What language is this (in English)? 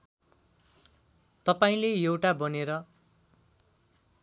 Nepali